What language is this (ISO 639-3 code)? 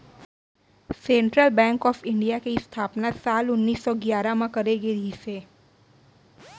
hne